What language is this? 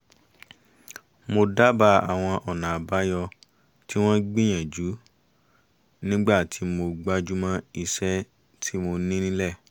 Yoruba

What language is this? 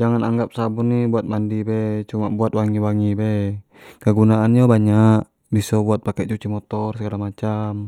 Jambi Malay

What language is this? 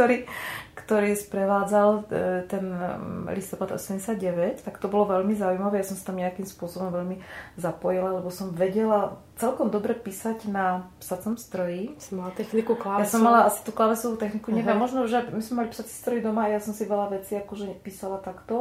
Slovak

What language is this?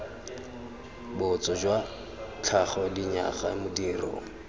Tswana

